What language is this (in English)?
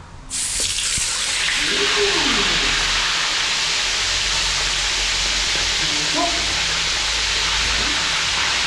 Filipino